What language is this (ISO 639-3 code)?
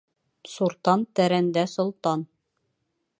bak